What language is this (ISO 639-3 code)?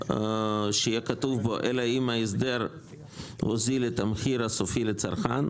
heb